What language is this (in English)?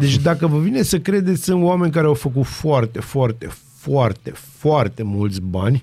Romanian